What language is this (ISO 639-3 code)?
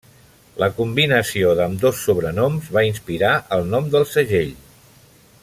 cat